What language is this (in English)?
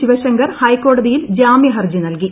Malayalam